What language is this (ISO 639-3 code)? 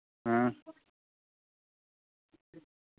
doi